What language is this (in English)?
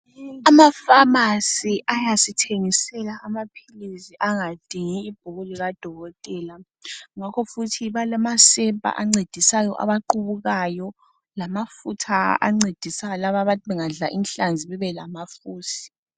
North Ndebele